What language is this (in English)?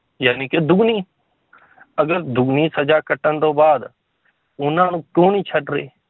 Punjabi